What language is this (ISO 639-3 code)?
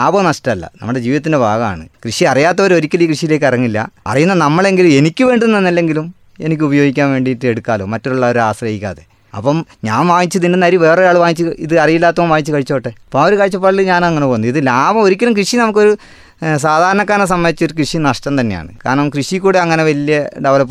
mal